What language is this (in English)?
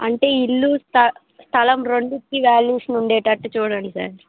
Telugu